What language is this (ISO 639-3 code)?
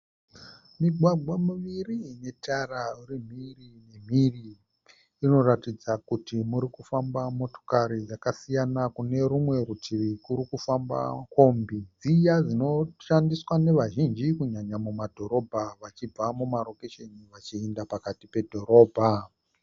sna